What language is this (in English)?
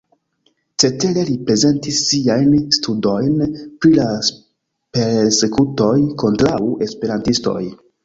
Esperanto